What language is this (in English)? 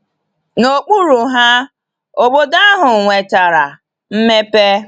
Igbo